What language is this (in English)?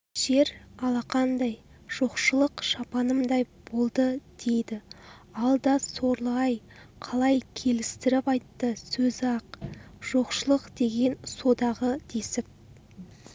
Kazakh